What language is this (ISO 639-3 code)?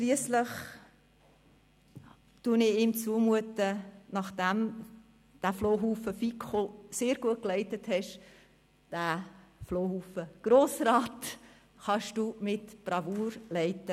gsw